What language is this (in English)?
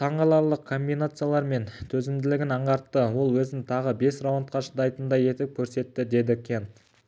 Kazakh